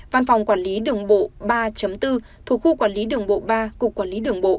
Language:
Vietnamese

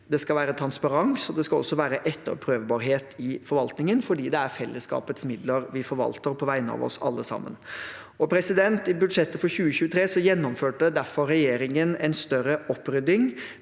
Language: Norwegian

